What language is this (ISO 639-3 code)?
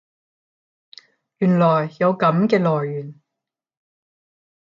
yue